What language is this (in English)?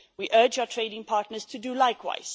English